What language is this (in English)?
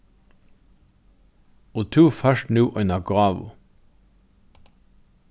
Faroese